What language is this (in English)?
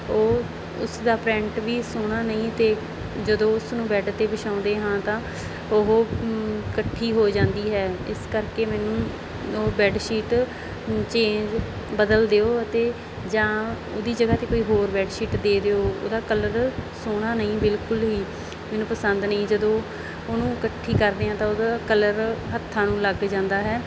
Punjabi